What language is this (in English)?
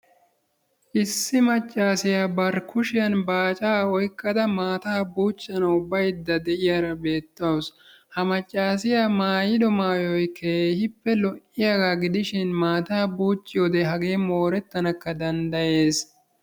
Wolaytta